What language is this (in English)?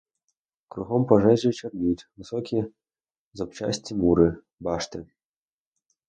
Ukrainian